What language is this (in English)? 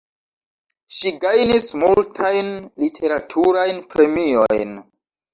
Esperanto